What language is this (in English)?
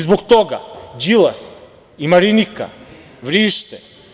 Serbian